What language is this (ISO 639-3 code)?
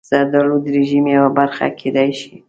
pus